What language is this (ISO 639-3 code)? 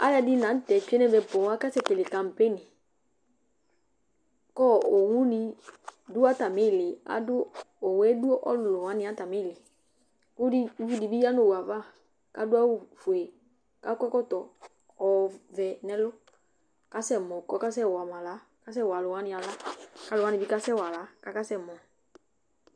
kpo